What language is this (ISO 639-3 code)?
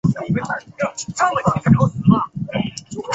zho